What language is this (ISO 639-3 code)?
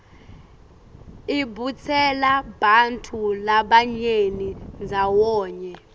ssw